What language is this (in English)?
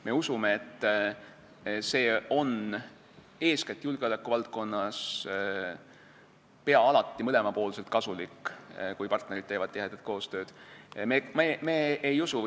Estonian